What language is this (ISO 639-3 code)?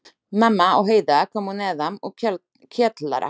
isl